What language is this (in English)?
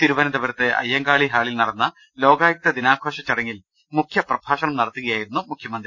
Malayalam